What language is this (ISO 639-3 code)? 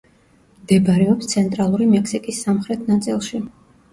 kat